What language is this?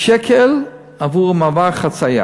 Hebrew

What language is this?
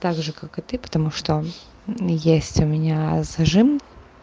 Russian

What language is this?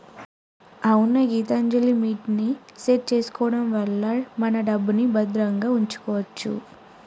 Telugu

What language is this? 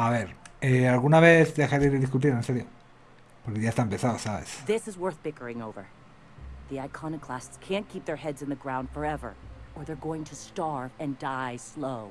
Spanish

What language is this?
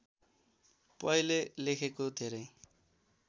Nepali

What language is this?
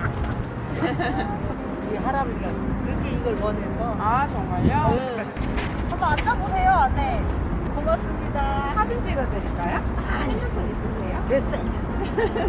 Korean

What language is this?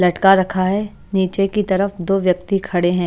Hindi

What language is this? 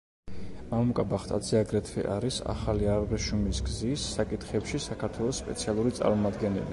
Georgian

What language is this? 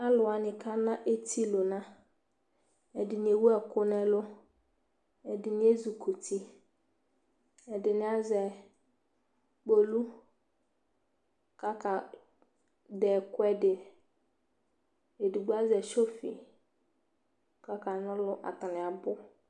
Ikposo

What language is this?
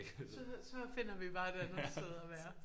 Danish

